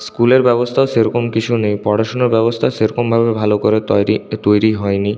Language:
Bangla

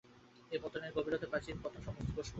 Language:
Bangla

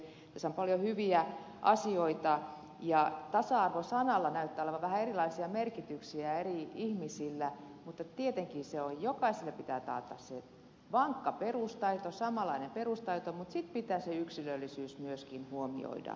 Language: Finnish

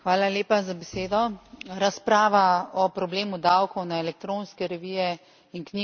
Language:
Slovenian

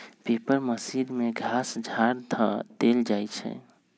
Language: Magahi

